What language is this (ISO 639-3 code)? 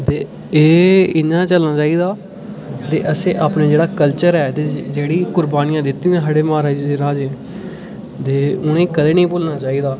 doi